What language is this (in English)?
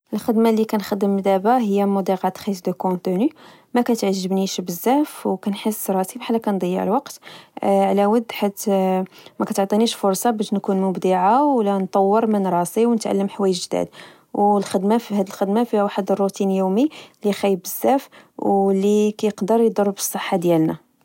Moroccan Arabic